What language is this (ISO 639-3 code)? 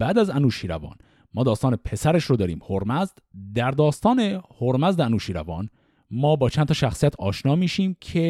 fas